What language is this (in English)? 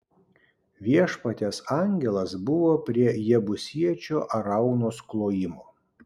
Lithuanian